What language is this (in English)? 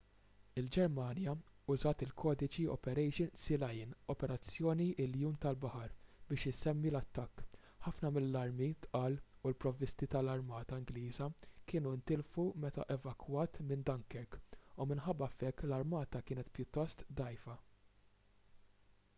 Maltese